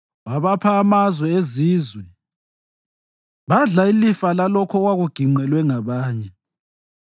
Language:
North Ndebele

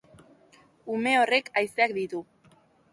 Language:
Basque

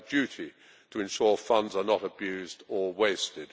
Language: English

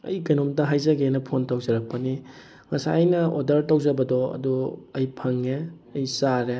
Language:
Manipuri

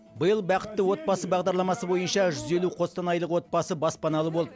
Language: Kazakh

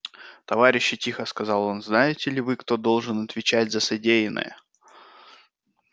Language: Russian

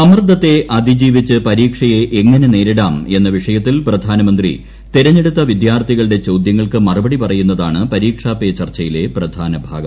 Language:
Malayalam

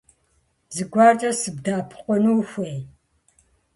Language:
Kabardian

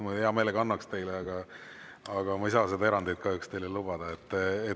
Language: Estonian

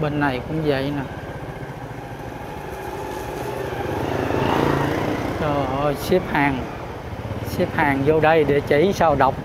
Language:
Vietnamese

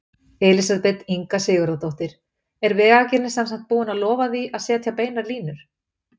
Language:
Icelandic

